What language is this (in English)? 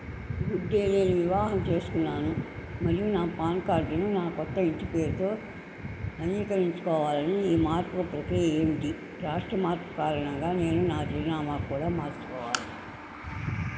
Telugu